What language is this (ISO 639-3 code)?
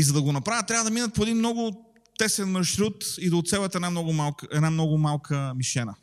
bul